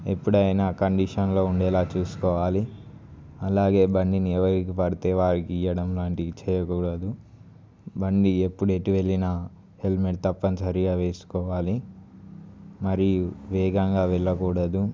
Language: Telugu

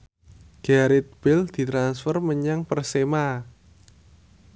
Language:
Javanese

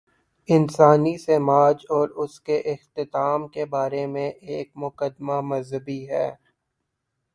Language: Urdu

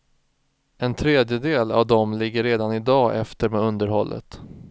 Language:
Swedish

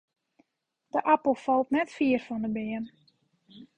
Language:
Western Frisian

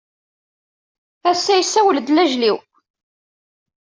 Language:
Kabyle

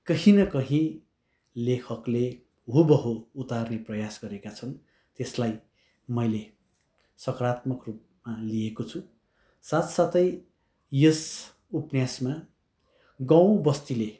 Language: Nepali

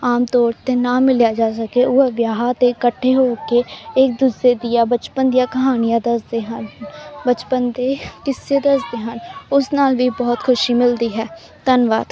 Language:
Punjabi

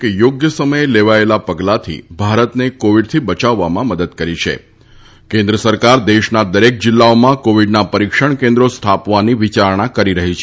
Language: Gujarati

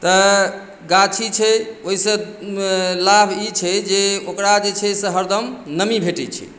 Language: Maithili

